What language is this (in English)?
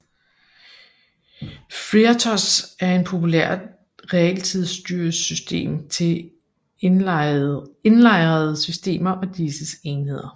Danish